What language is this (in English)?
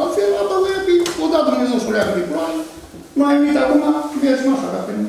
Romanian